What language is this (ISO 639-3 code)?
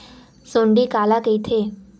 hne